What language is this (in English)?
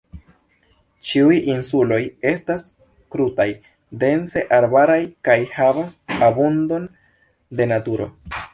Esperanto